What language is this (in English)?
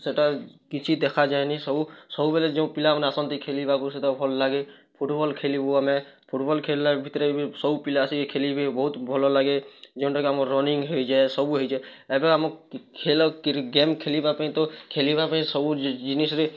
Odia